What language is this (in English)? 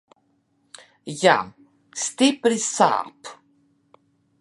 Latvian